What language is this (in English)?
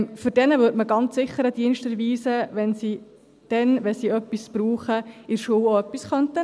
Swiss German